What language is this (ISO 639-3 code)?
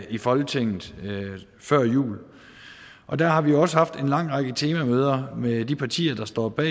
dan